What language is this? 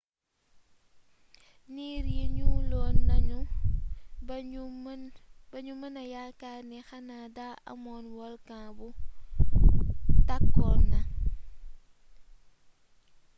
Wolof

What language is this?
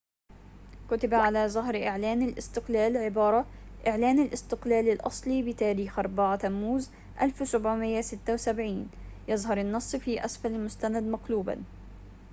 Arabic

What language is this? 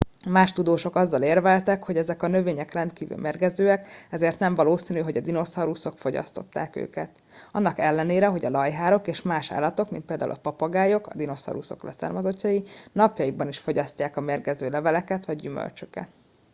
Hungarian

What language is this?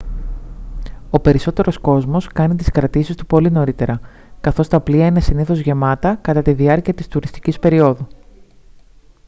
Greek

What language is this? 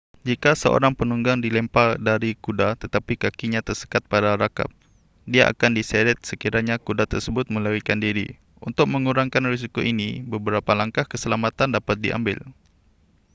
Malay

